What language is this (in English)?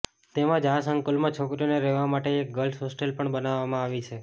Gujarati